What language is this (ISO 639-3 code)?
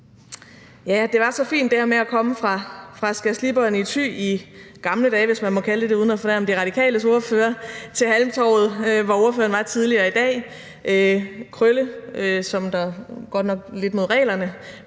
dan